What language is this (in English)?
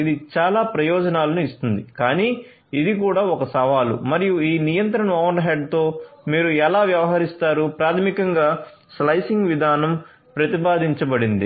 Telugu